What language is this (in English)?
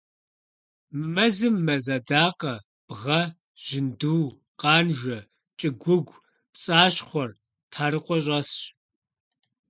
Kabardian